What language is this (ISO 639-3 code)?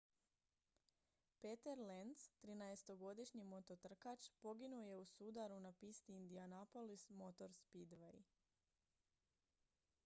hrv